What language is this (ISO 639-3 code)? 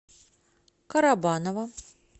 rus